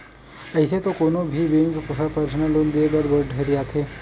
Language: Chhattisgarhi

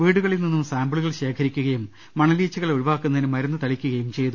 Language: Malayalam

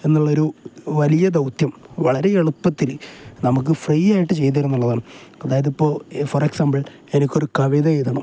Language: Malayalam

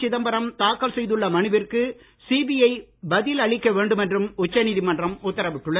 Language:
Tamil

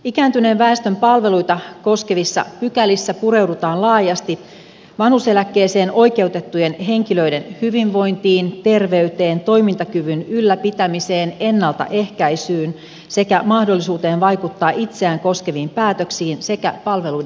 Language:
Finnish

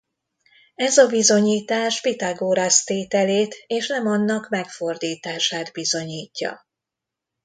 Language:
Hungarian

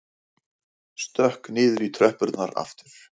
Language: Icelandic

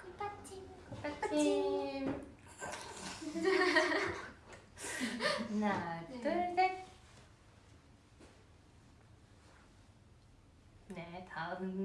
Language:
Korean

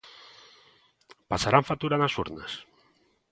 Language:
Galician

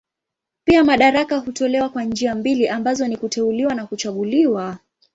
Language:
Swahili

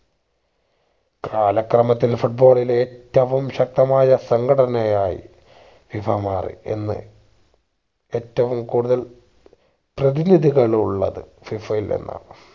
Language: Malayalam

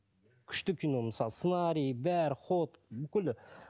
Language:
Kazakh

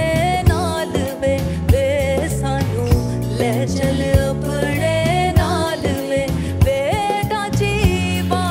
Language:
Hindi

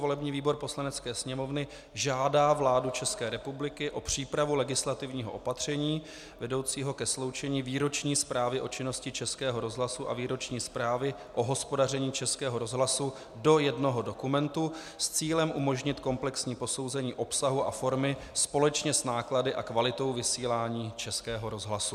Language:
Czech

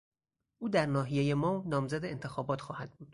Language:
Persian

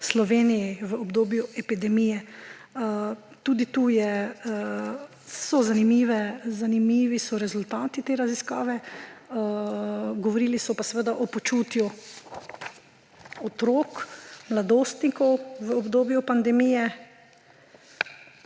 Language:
Slovenian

